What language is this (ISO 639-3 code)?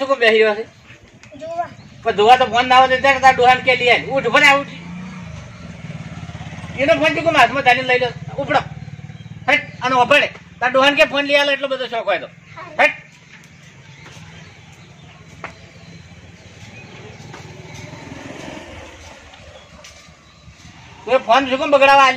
guj